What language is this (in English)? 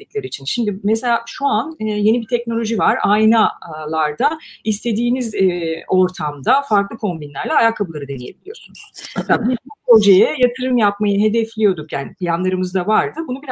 Turkish